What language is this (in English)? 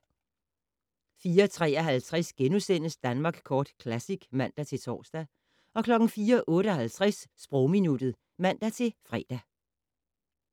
Danish